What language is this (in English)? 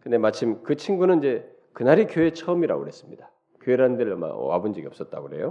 Korean